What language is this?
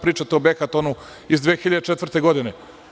Serbian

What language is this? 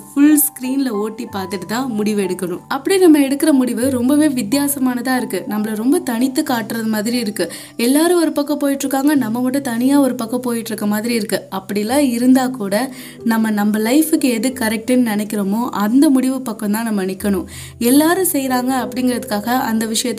Tamil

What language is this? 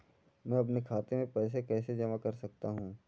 Hindi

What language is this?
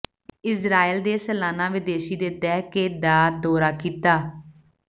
Punjabi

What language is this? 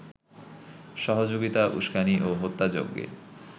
Bangla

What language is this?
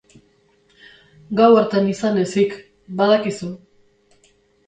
Basque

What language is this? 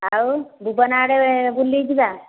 Odia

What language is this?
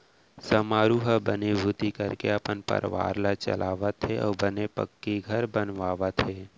Chhattisgarhi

